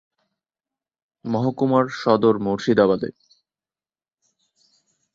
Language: Bangla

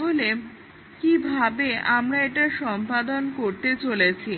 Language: Bangla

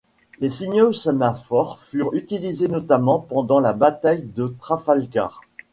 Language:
French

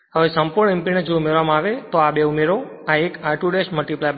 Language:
Gujarati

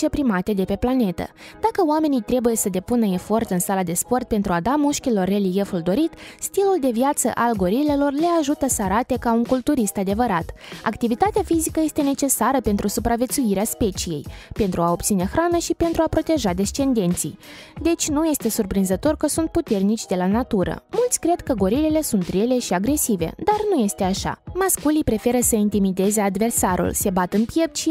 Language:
Romanian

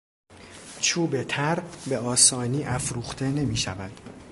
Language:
Persian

